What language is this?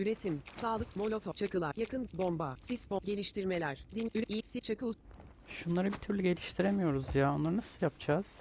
Turkish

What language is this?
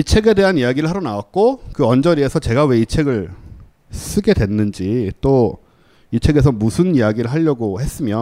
Korean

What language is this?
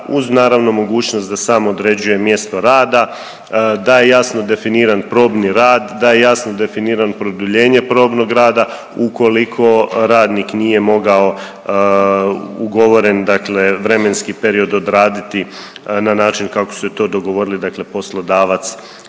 Croatian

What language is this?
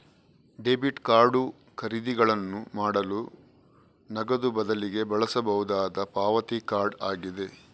Kannada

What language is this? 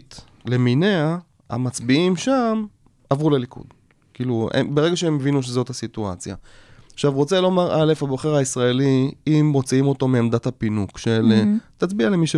Hebrew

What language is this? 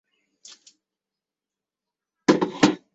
Chinese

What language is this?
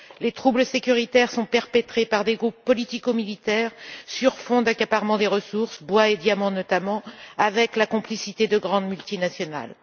French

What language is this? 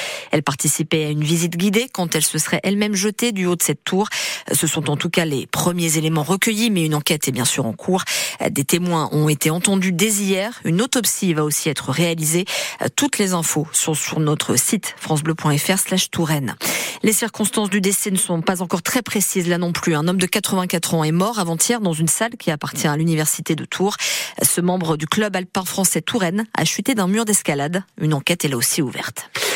French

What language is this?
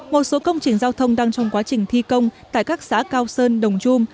Vietnamese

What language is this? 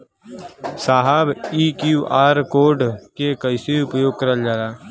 Bhojpuri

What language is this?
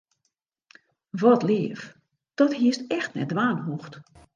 Western Frisian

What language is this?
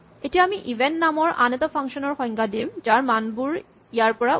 Assamese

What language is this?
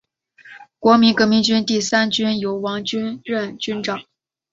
Chinese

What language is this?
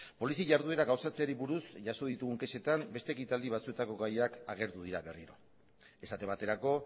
Basque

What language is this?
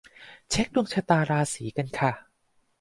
Thai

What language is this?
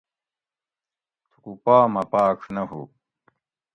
Gawri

